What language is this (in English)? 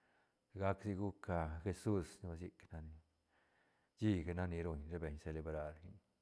Santa Catarina Albarradas Zapotec